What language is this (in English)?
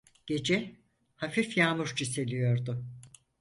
Turkish